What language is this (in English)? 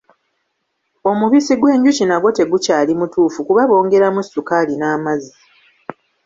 Ganda